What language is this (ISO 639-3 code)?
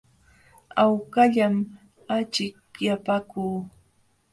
qxw